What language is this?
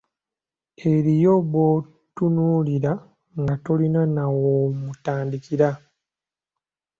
Ganda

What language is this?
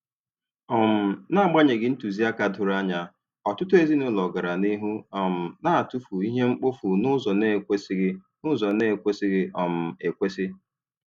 Igbo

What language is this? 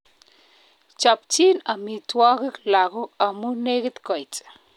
Kalenjin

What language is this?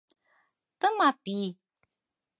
Mari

